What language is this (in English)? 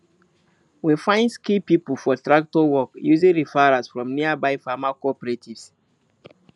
Nigerian Pidgin